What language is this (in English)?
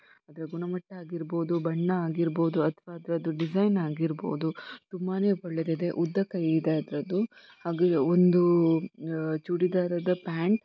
Kannada